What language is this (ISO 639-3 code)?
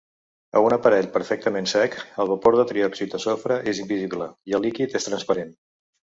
cat